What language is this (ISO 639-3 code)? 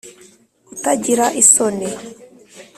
kin